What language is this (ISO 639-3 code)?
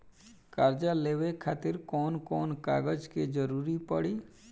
bho